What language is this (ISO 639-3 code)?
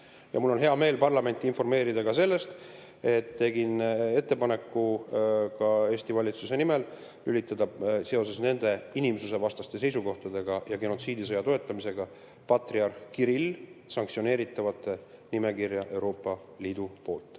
est